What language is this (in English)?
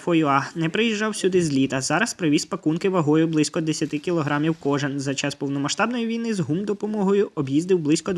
Ukrainian